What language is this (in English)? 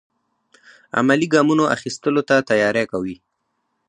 Pashto